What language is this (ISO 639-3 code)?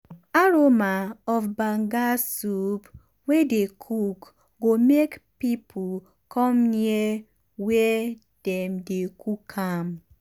pcm